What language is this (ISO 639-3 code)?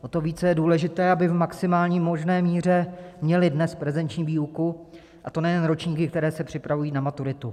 ces